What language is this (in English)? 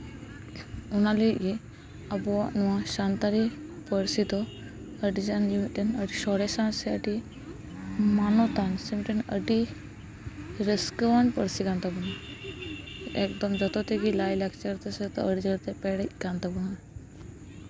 Santali